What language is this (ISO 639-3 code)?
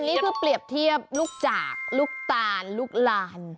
tha